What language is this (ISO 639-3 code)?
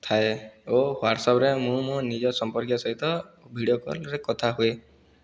ori